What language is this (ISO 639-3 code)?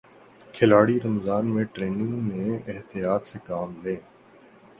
urd